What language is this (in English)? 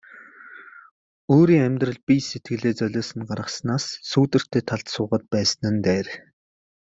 Mongolian